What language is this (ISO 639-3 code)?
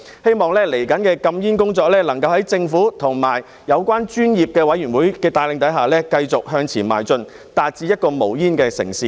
yue